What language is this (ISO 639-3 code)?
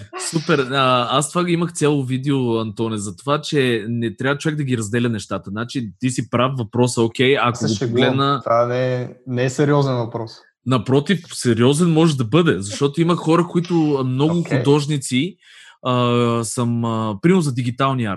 bul